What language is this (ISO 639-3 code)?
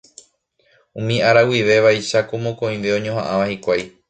grn